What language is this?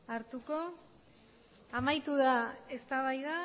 Basque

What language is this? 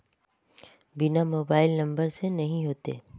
Magahi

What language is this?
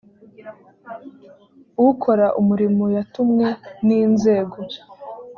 Kinyarwanda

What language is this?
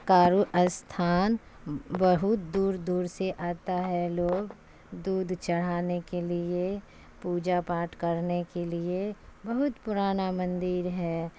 Urdu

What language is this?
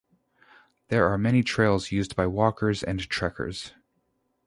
English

